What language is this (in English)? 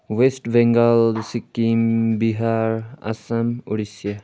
Nepali